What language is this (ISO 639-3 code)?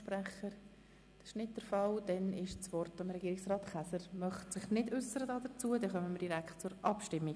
gsw